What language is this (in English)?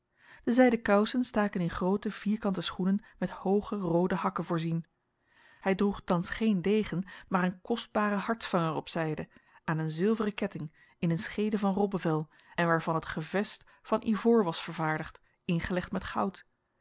Dutch